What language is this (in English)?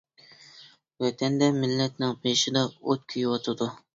Uyghur